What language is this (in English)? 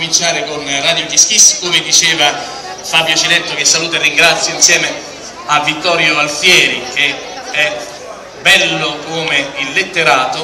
Italian